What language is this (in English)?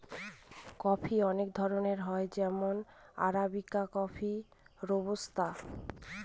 Bangla